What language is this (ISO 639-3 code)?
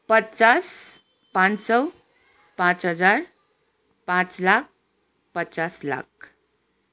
nep